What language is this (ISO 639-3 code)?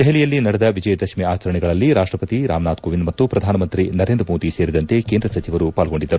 kan